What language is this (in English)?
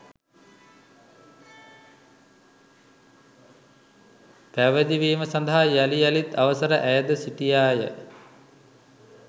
Sinhala